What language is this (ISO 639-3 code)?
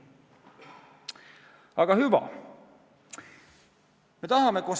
est